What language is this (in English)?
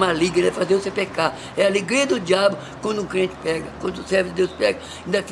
Portuguese